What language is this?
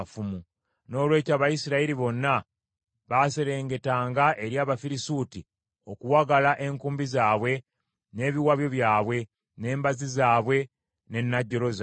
Ganda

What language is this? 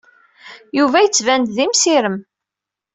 Kabyle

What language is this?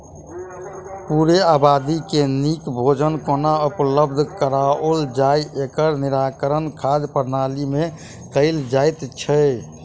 Maithili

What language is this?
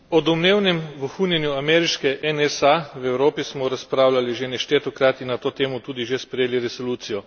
Slovenian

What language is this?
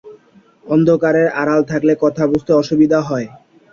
Bangla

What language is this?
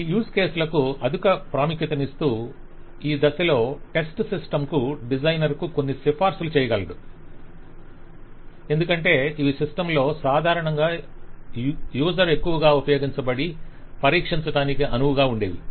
Telugu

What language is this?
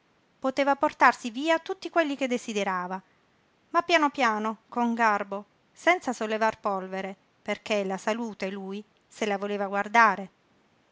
Italian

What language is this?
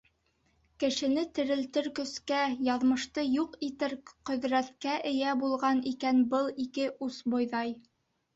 Bashkir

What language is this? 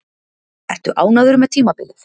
Icelandic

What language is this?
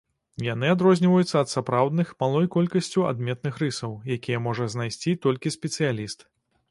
Belarusian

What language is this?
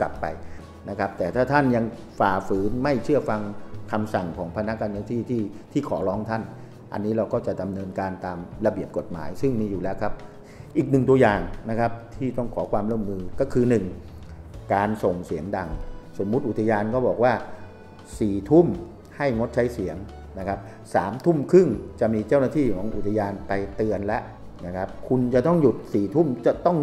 Thai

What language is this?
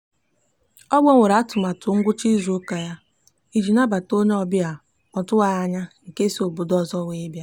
Igbo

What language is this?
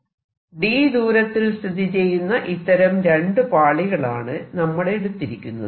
Malayalam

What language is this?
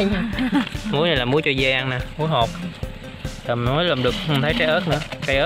Vietnamese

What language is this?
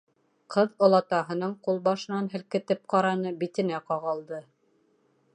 Bashkir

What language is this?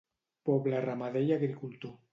Catalan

